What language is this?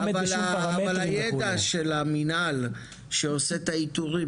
Hebrew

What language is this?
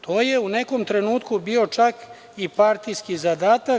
Serbian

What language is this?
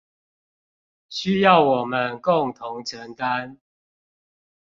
Chinese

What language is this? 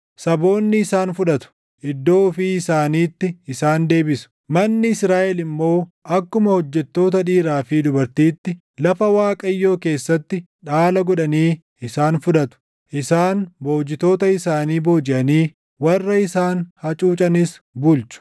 Oromo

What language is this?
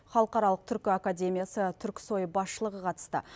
Kazakh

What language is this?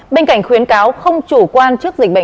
Vietnamese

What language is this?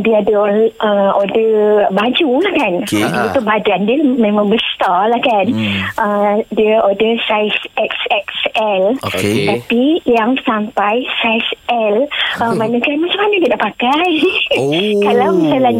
Malay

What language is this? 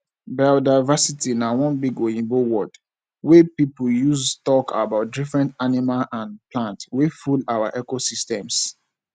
Nigerian Pidgin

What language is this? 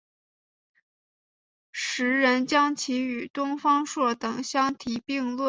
Chinese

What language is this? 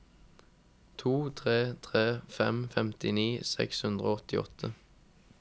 Norwegian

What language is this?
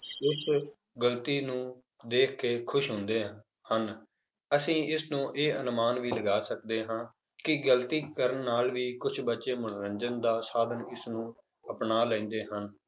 Punjabi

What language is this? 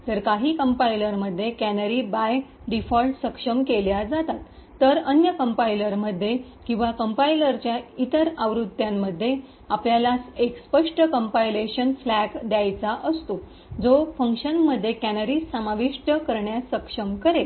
Marathi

